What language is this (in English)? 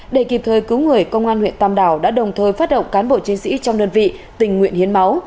Vietnamese